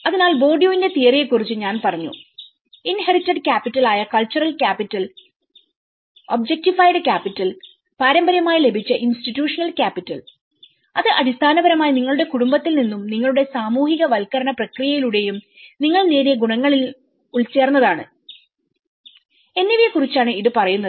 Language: Malayalam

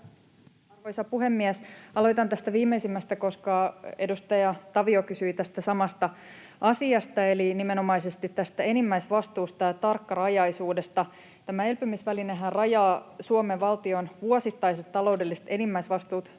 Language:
Finnish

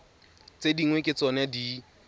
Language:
Tswana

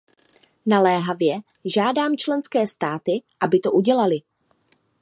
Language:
Czech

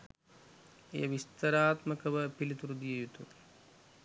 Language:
Sinhala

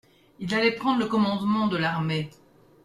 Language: French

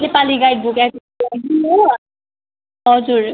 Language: Nepali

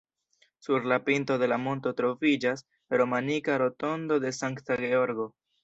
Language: Esperanto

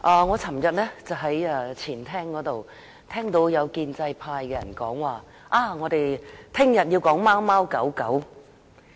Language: Cantonese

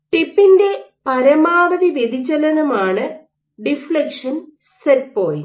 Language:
Malayalam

